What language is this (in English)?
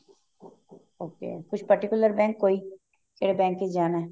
Punjabi